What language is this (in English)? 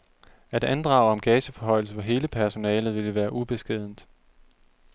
Danish